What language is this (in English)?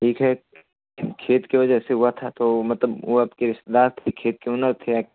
Hindi